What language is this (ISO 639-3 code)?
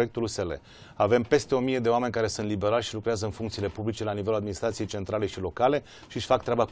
ron